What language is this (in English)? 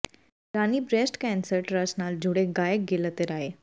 Punjabi